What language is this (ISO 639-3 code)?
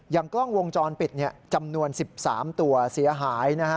tha